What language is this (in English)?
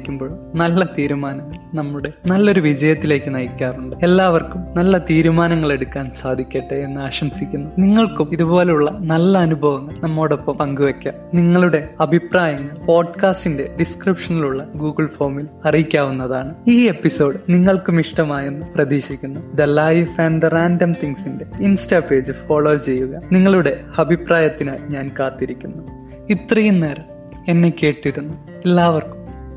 Malayalam